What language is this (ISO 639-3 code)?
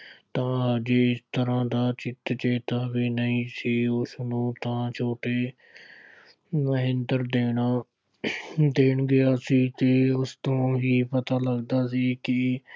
pan